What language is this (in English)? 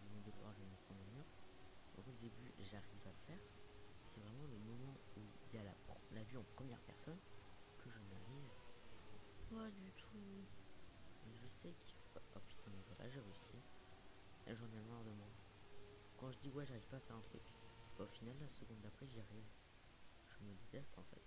French